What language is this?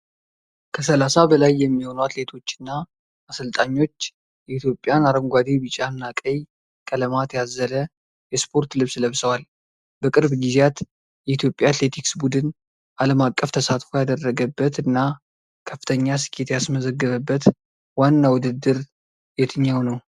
Amharic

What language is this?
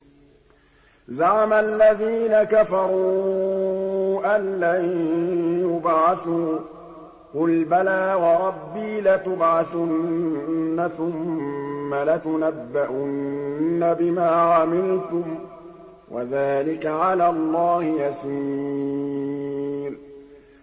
Arabic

